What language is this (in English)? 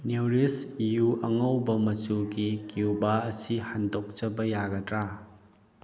Manipuri